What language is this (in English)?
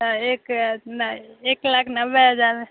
Maithili